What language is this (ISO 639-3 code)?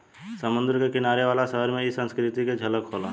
bho